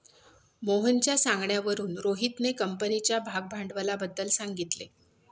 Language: Marathi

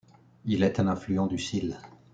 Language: French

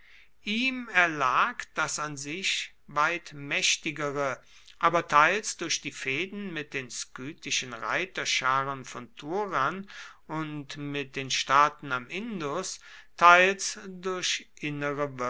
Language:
German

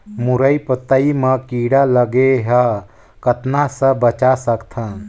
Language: Chhattisgarhi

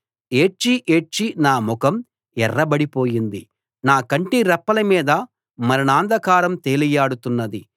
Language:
Telugu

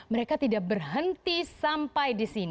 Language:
Indonesian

